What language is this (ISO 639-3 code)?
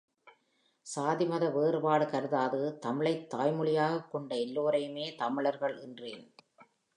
tam